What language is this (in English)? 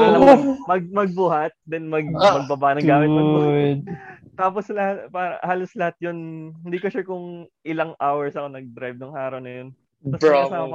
Filipino